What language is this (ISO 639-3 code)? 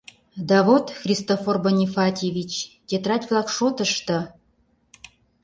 chm